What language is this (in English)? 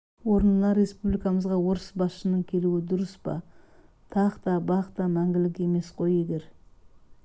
Kazakh